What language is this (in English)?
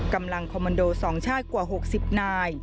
Thai